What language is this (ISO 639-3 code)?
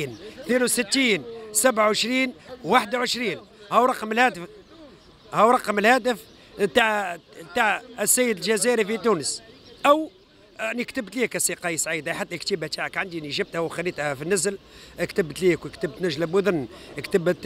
ara